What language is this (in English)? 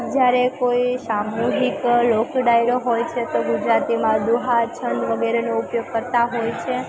Gujarati